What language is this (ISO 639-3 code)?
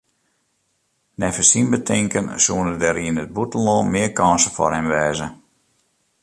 fry